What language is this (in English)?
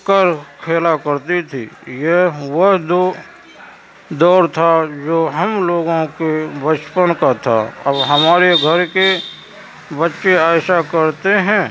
Urdu